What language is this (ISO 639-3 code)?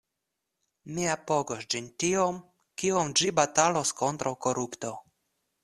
epo